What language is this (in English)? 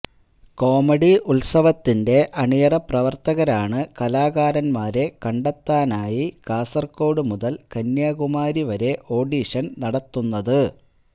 Malayalam